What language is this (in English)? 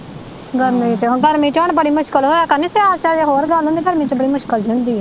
Punjabi